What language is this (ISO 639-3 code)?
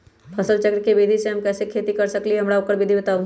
mag